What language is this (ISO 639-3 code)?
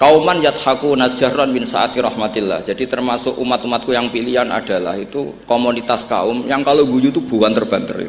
ind